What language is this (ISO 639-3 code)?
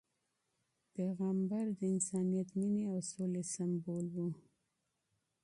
pus